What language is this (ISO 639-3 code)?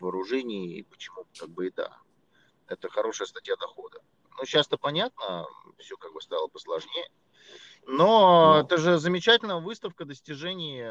rus